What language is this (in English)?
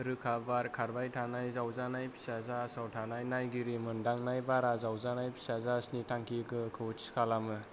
Bodo